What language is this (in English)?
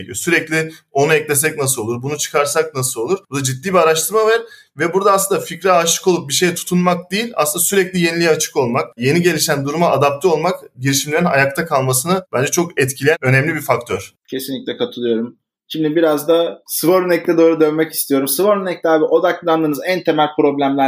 Turkish